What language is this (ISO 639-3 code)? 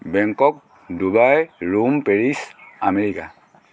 asm